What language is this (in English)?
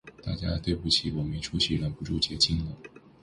Chinese